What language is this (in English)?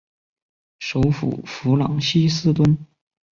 Chinese